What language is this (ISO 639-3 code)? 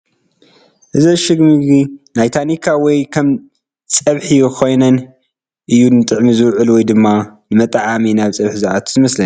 tir